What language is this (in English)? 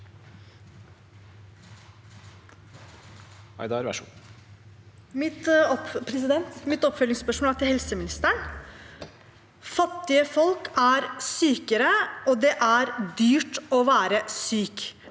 Norwegian